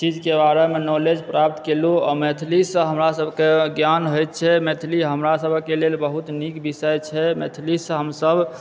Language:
Maithili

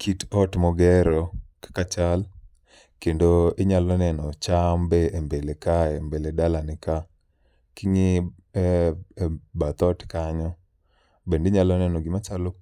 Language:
Luo (Kenya and Tanzania)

